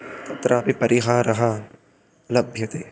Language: Sanskrit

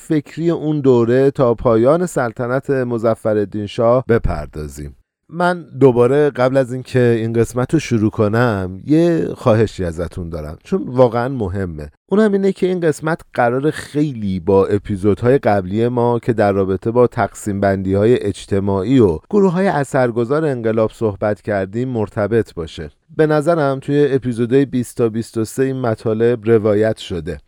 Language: Persian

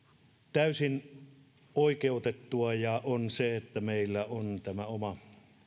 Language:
Finnish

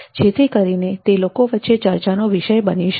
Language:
Gujarati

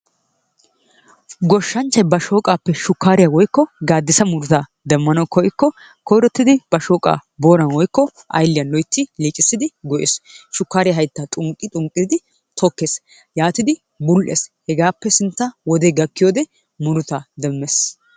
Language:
Wolaytta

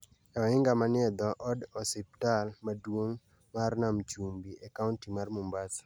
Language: Luo (Kenya and Tanzania)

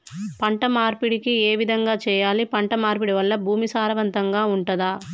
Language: Telugu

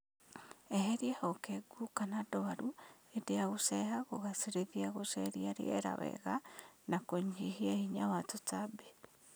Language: Kikuyu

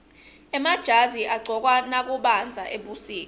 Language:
Swati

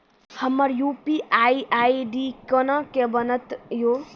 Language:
Maithili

